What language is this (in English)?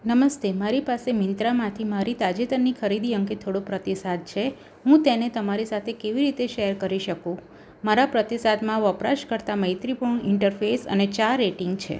Gujarati